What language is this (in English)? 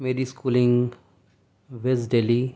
Urdu